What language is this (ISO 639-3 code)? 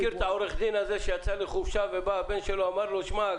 heb